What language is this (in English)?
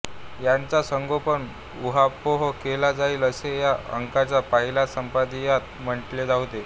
Marathi